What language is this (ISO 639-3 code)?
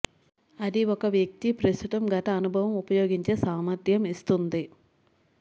tel